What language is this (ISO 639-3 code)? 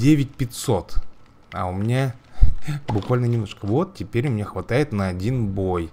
rus